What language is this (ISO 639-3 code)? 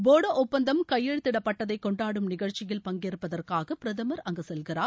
tam